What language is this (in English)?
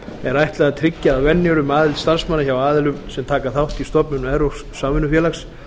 Icelandic